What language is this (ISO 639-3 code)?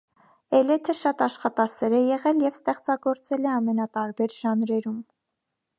hye